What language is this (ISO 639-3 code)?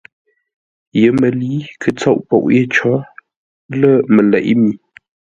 nla